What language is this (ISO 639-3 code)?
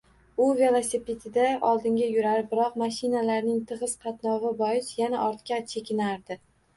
uzb